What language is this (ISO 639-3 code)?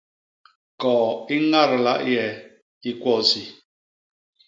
bas